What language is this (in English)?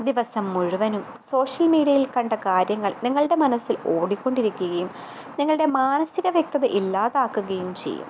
Malayalam